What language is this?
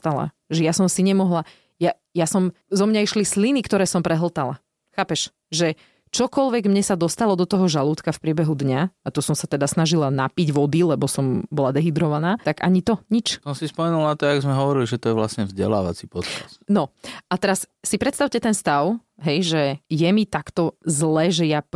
Slovak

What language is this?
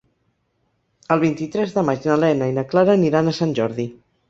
Catalan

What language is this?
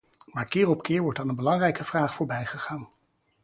Dutch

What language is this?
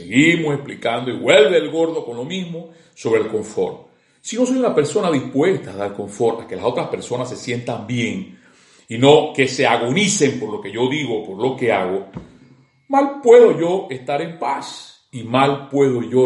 Spanish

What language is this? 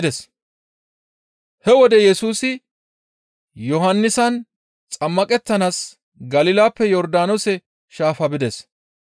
Gamo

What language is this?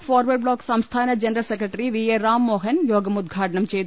Malayalam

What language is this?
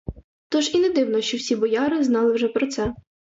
Ukrainian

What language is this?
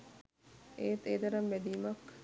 Sinhala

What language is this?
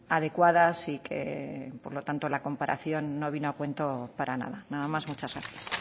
Spanish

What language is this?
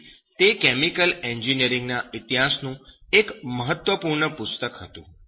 Gujarati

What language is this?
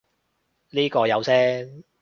Cantonese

